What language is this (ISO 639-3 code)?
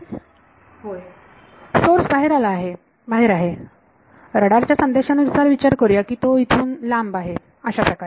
mar